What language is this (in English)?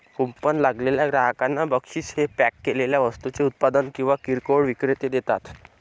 Marathi